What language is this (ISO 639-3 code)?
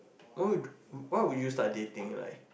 eng